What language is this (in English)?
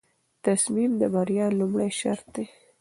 Pashto